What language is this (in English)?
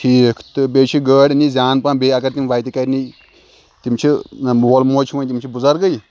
Kashmiri